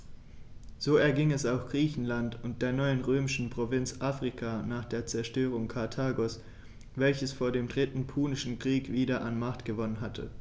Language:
German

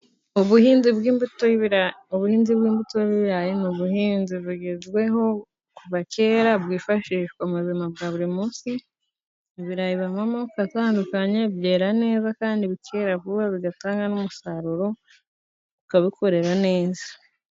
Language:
Kinyarwanda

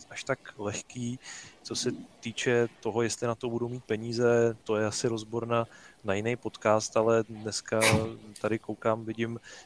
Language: Czech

